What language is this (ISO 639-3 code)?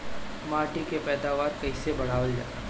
bho